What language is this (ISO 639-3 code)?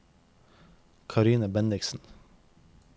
nor